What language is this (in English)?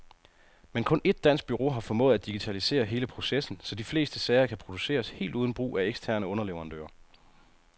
Danish